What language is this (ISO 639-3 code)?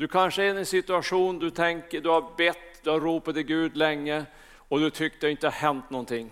swe